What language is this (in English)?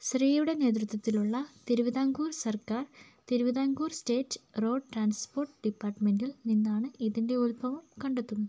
Malayalam